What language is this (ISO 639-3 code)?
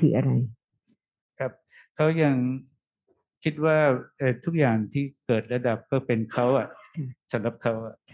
tha